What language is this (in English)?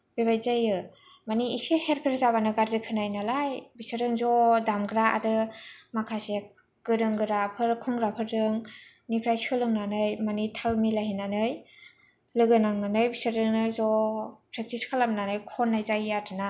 Bodo